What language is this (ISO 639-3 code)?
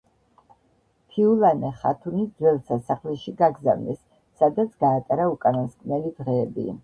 kat